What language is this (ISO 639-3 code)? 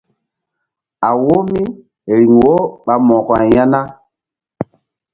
mdd